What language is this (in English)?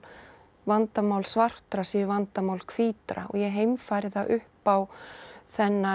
Icelandic